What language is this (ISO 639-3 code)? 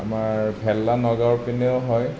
asm